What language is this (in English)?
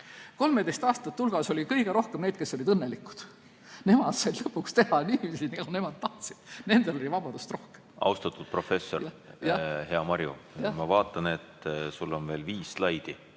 Estonian